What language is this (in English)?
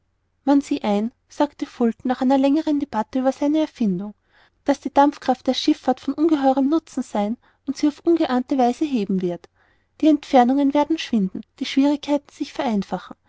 German